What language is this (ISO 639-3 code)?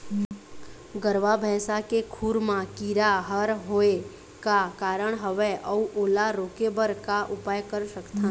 hne